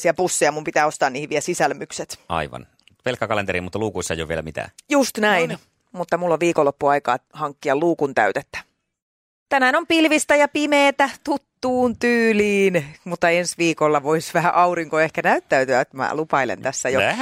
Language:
Finnish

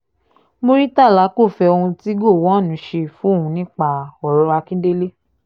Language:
Yoruba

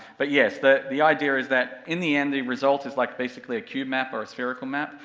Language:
English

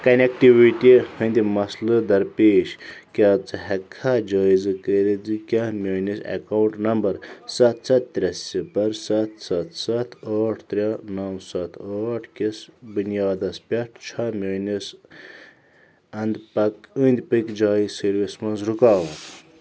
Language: Kashmiri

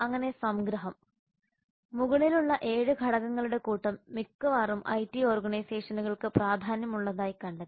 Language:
Malayalam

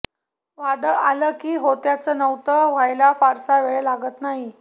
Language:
Marathi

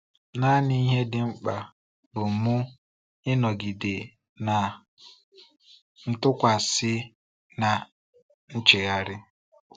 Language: Igbo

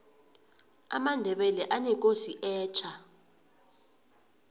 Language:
South Ndebele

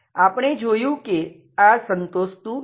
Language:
Gujarati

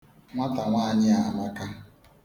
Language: Igbo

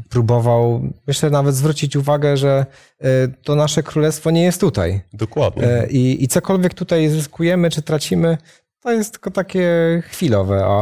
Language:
Polish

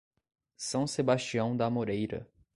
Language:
Portuguese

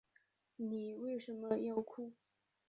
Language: Chinese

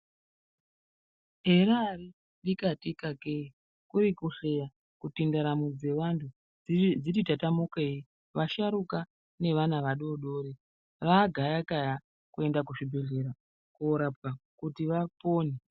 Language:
Ndau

